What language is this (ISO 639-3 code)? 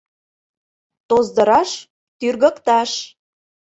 chm